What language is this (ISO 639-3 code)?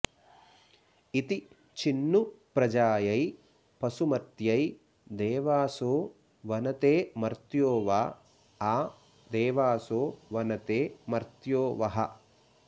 san